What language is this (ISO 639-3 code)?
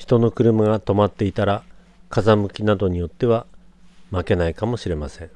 jpn